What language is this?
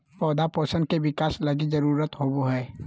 Magahi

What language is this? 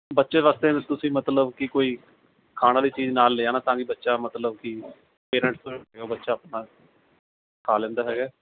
Punjabi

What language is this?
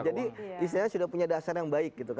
Indonesian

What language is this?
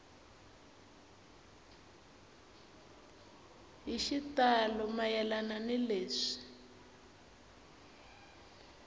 Tsonga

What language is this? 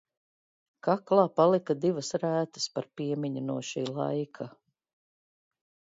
Latvian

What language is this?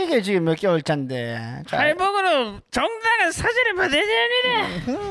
Korean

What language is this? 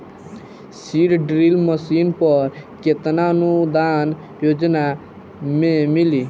Bhojpuri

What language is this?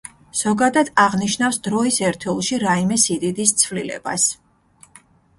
Georgian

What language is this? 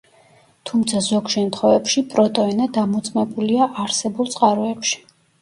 Georgian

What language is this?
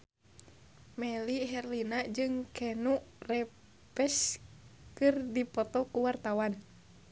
Sundanese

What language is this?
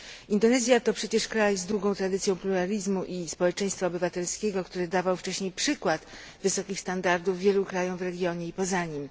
Polish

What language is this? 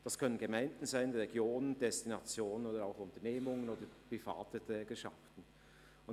Swiss German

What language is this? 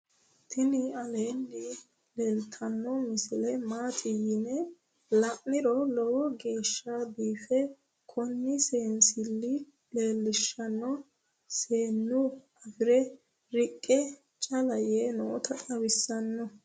Sidamo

